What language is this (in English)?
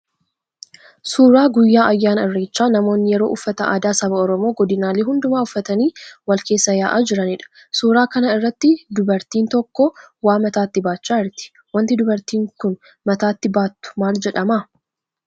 Oromo